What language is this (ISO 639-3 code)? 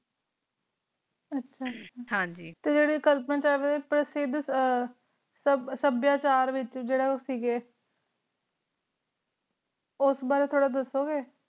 pan